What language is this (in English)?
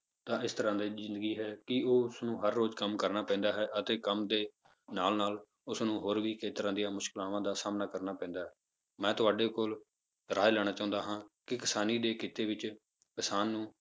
Punjabi